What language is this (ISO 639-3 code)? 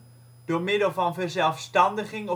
nld